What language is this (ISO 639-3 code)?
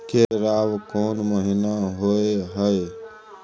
mai